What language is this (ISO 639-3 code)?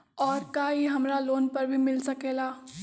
mag